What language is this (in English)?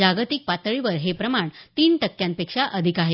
Marathi